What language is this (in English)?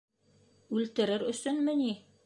Bashkir